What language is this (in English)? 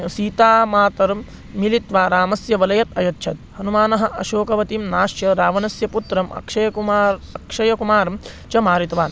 Sanskrit